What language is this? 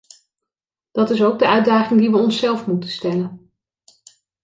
Dutch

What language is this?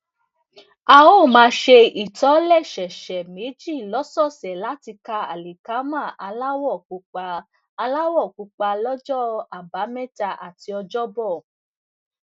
Yoruba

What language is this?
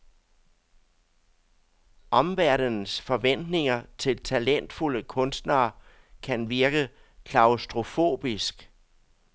Danish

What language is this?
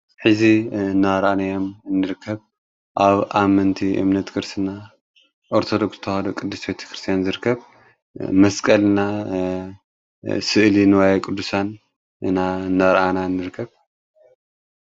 Tigrinya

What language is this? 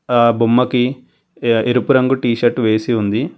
Telugu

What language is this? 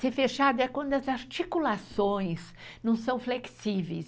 Portuguese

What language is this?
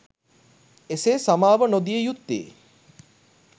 Sinhala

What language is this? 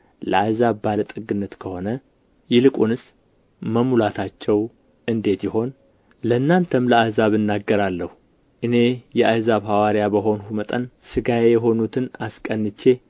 Amharic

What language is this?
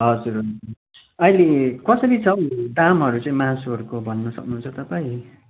Nepali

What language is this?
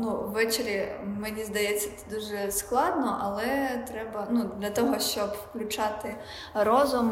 Ukrainian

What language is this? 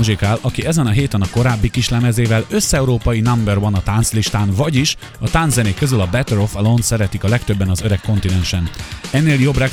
Hungarian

